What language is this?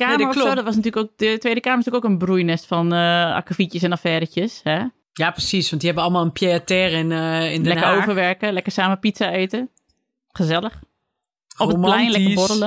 Dutch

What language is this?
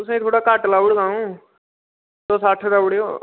Dogri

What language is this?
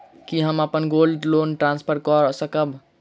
Maithili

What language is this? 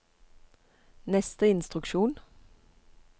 Norwegian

